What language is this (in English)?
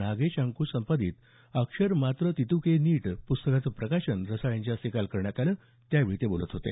Marathi